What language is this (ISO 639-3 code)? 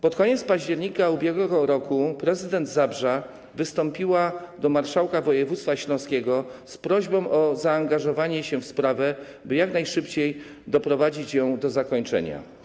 pol